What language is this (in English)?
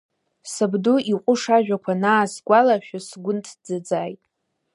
Abkhazian